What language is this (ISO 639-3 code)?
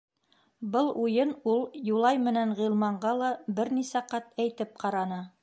bak